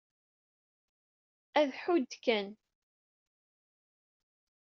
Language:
Kabyle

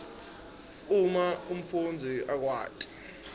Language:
Swati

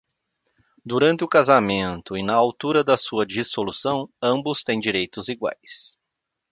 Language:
Portuguese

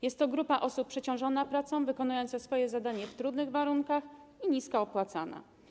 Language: Polish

